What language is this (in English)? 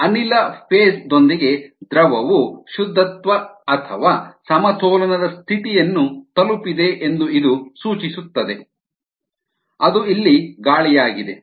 Kannada